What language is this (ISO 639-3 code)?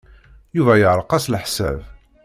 kab